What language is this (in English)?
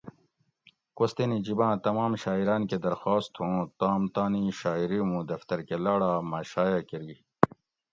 Gawri